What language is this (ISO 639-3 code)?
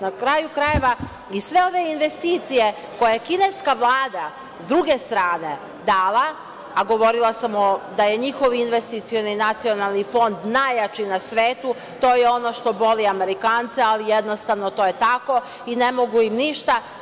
srp